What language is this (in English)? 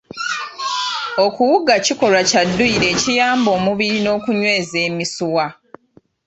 Ganda